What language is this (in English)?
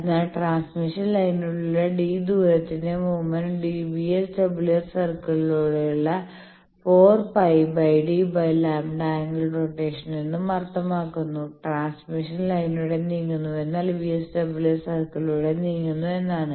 Malayalam